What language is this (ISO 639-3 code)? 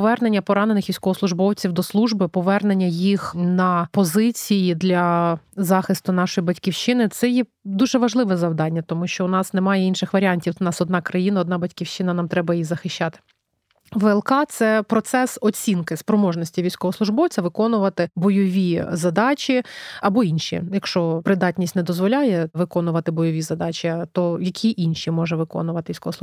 ukr